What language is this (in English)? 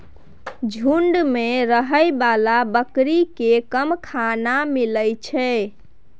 Maithili